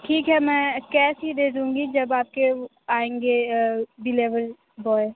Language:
Hindi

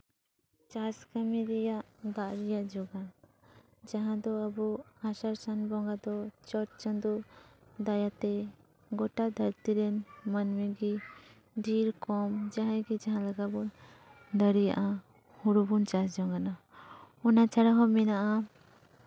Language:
Santali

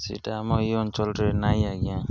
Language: Odia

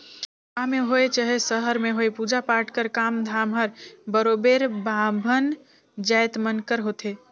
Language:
Chhattisgarhi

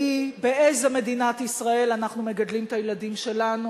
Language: Hebrew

